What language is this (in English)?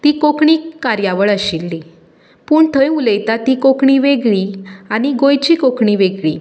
Konkani